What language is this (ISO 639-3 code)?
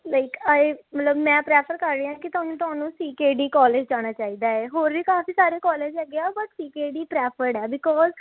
pan